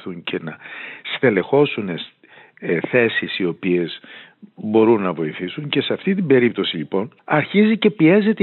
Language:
Greek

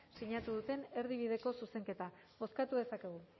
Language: Basque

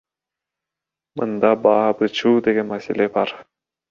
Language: Kyrgyz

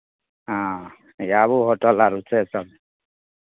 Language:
Maithili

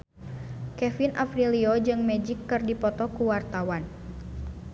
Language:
Sundanese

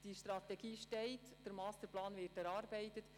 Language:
Swiss German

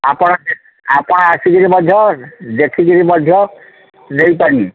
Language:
Odia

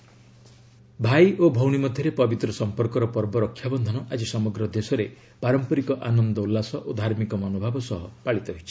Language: Odia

